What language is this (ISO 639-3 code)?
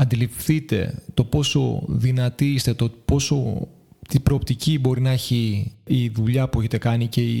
ell